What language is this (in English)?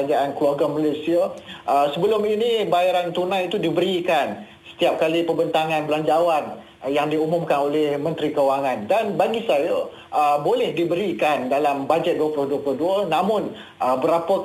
Malay